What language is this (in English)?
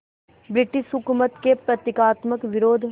Hindi